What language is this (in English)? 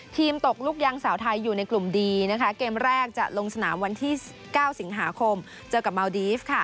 Thai